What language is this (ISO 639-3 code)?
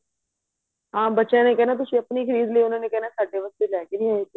pan